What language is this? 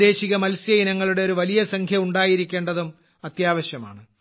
Malayalam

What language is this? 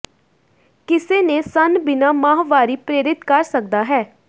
Punjabi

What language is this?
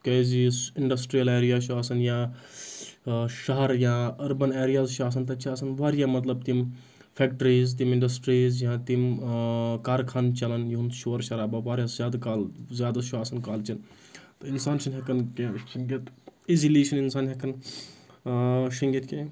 Kashmiri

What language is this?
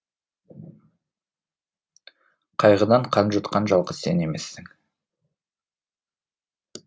Kazakh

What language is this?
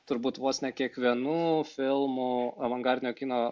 Lithuanian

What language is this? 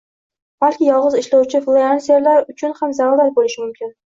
Uzbek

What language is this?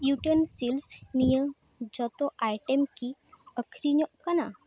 Santali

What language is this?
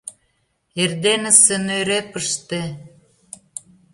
Mari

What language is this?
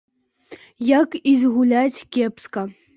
Belarusian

